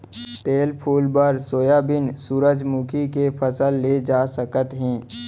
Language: Chhattisgarhi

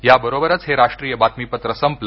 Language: Marathi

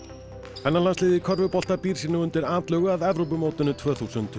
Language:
Icelandic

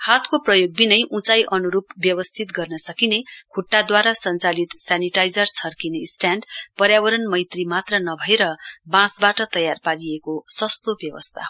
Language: Nepali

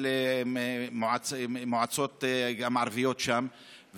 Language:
Hebrew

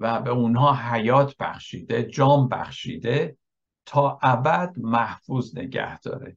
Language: Persian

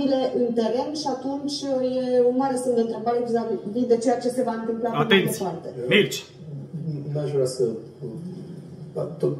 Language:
Romanian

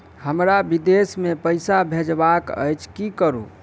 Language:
Maithili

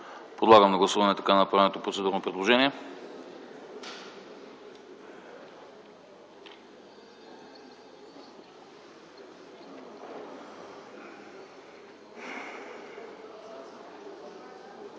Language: Bulgarian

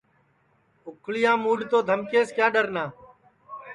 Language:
Sansi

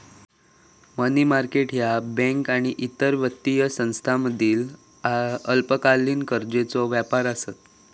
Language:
Marathi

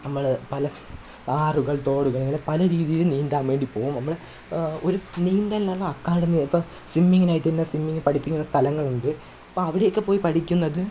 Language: Malayalam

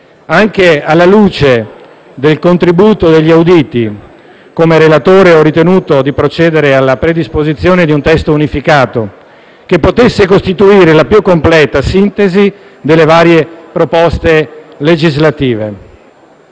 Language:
Italian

